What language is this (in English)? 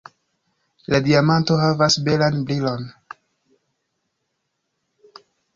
Esperanto